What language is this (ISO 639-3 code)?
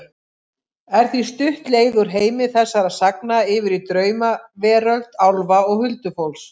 isl